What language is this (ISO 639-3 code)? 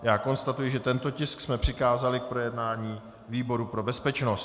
ces